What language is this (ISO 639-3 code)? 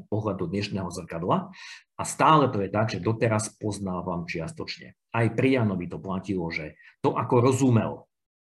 slk